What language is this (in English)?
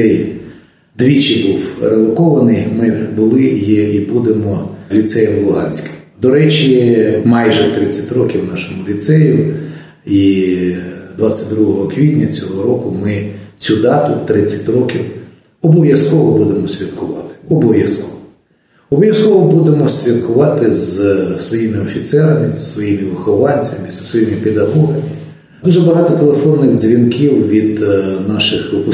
Ukrainian